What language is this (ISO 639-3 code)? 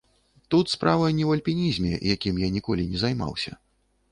bel